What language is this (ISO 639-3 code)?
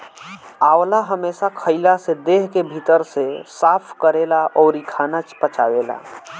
bho